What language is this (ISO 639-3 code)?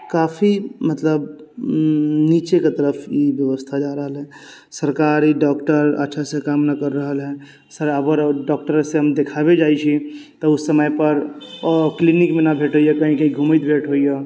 mai